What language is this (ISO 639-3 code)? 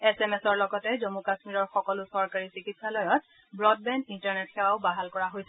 asm